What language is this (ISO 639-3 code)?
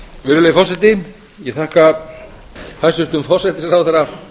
isl